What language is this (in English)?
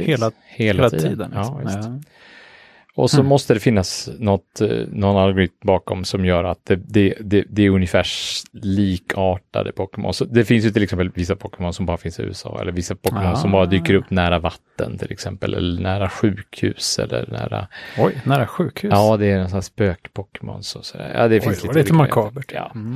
Swedish